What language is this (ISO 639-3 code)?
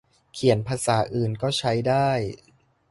tha